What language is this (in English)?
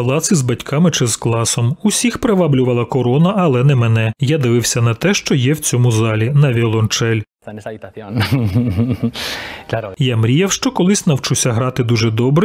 Ukrainian